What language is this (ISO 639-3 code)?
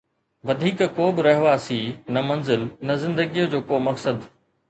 snd